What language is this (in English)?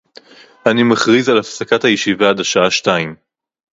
Hebrew